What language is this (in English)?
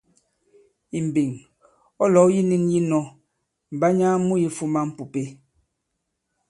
Bankon